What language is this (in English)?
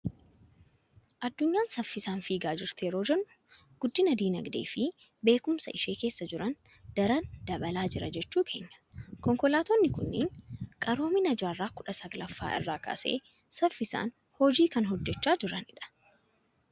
Oromo